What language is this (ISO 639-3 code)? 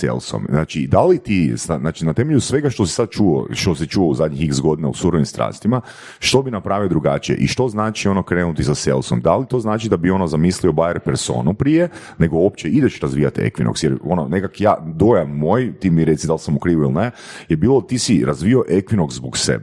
hrv